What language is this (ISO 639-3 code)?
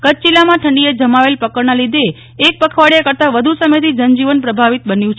guj